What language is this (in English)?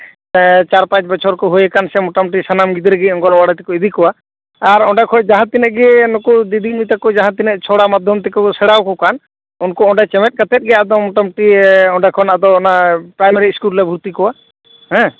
Santali